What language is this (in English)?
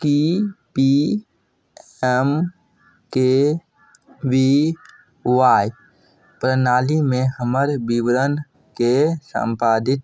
Maithili